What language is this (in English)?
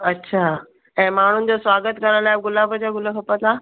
Sindhi